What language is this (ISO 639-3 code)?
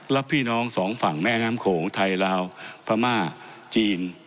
tha